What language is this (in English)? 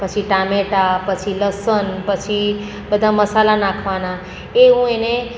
Gujarati